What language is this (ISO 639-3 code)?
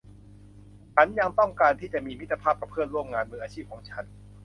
tha